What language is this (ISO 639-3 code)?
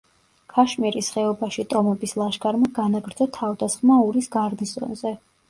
kat